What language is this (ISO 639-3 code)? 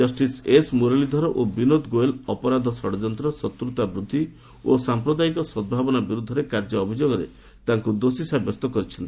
ori